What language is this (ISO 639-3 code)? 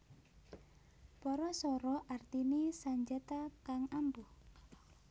jav